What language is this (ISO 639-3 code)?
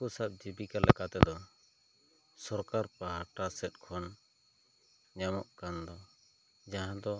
sat